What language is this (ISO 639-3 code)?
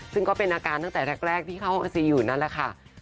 tha